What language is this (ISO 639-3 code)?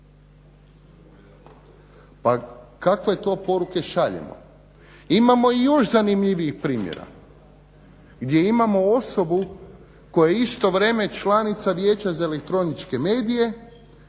hrv